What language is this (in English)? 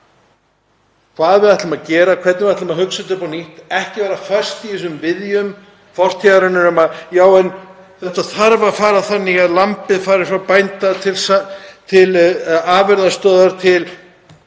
Icelandic